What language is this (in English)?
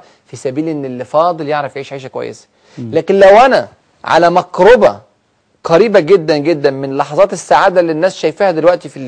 Arabic